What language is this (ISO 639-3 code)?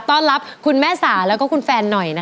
tha